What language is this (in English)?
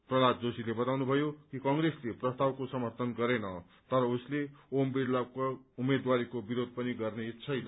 Nepali